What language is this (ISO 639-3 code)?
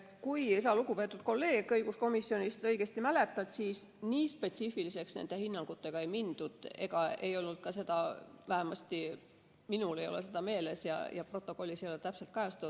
est